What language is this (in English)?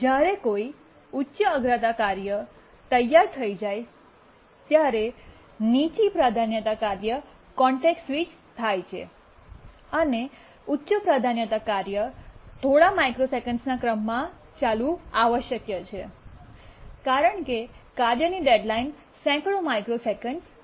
Gujarati